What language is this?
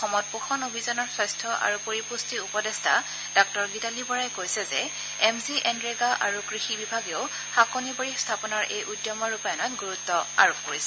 Assamese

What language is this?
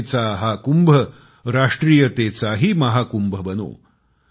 Marathi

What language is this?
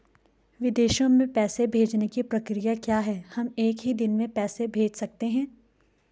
Hindi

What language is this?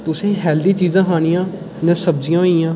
Dogri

